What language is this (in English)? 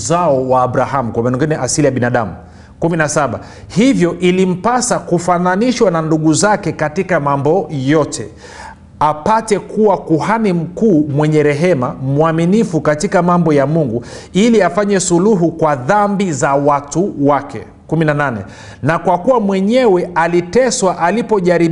Swahili